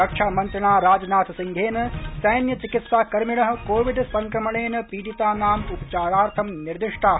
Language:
Sanskrit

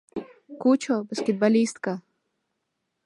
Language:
Mari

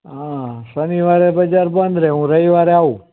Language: Gujarati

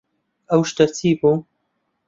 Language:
Central Kurdish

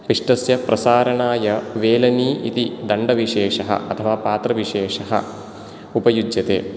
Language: Sanskrit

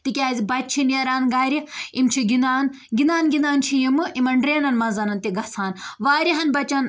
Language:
Kashmiri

